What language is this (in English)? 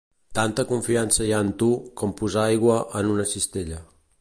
Catalan